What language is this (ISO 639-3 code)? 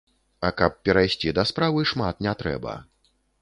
bel